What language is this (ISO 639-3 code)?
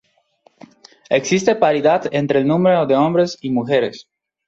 spa